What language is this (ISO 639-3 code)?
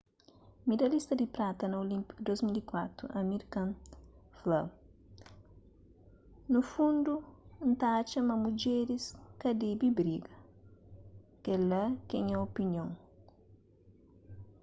kea